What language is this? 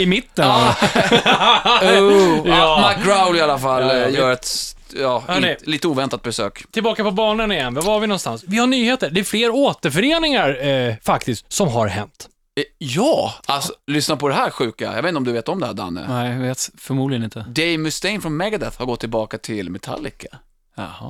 Swedish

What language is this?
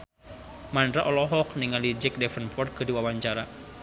Sundanese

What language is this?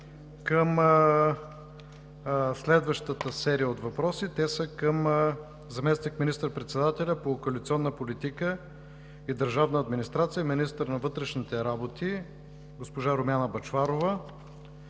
Bulgarian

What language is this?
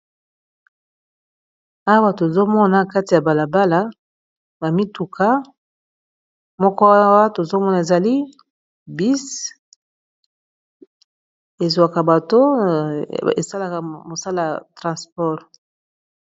Lingala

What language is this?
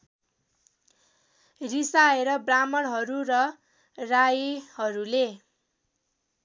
Nepali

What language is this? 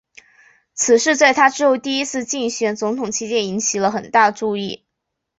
Chinese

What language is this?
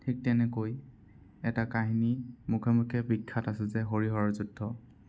Assamese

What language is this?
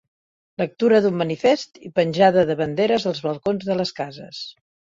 Catalan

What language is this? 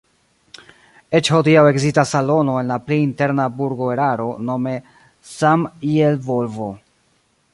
Esperanto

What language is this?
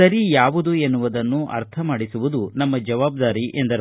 Kannada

